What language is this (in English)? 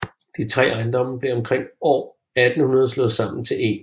Danish